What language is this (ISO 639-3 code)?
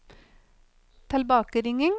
nor